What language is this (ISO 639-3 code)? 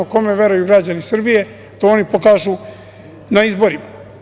srp